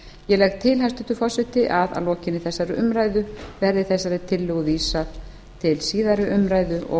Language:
Icelandic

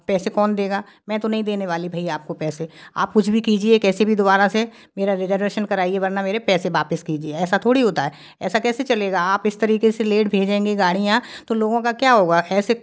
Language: Hindi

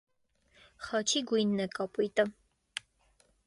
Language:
Armenian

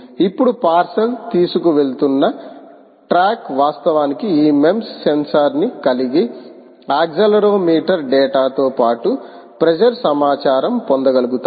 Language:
Telugu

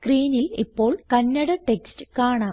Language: Malayalam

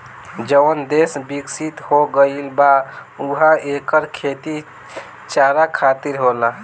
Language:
Bhojpuri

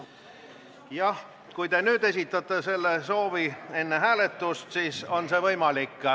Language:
Estonian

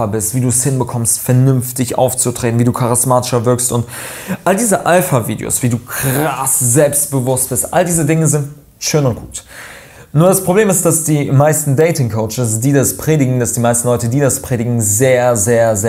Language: German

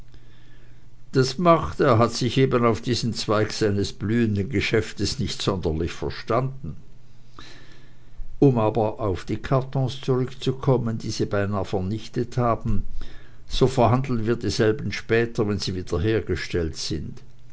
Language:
German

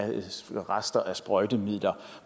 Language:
Danish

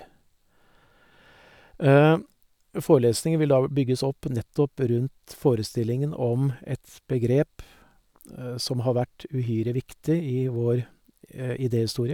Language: Norwegian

